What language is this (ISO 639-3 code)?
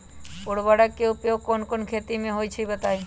mag